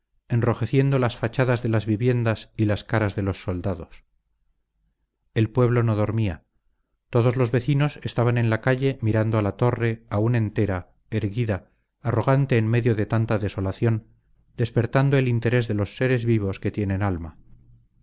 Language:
Spanish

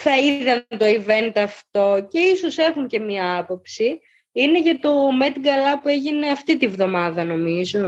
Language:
Greek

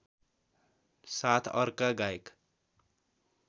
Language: Nepali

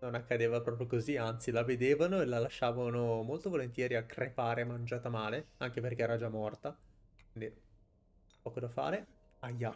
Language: Italian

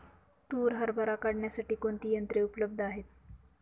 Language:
Marathi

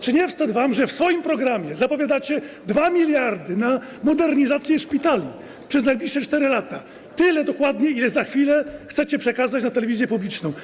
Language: Polish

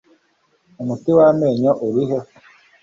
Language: Kinyarwanda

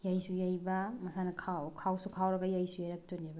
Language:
Manipuri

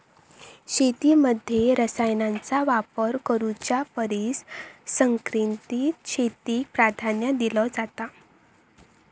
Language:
Marathi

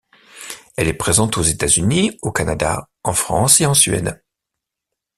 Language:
French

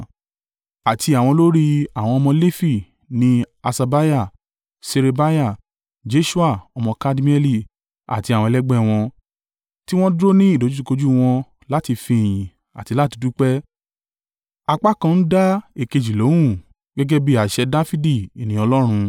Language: Yoruba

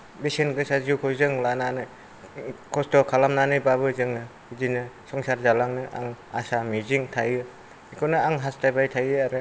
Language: Bodo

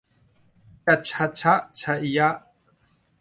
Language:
Thai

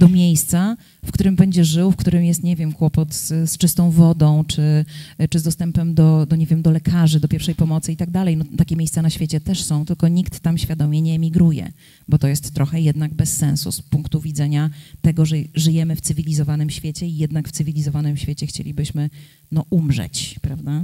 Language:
Polish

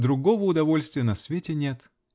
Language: Russian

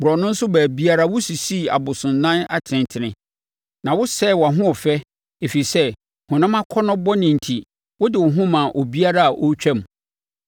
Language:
Akan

